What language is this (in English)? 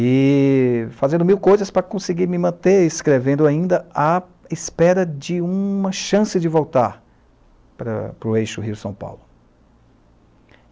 Portuguese